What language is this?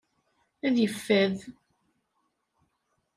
Kabyle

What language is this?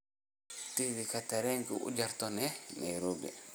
Somali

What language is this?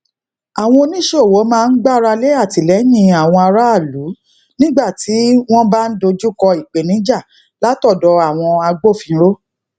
Yoruba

